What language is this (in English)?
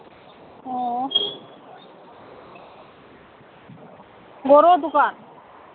Manipuri